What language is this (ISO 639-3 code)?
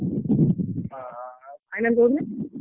ori